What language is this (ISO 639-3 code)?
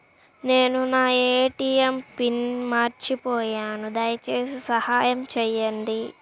tel